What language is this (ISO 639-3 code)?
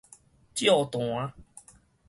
nan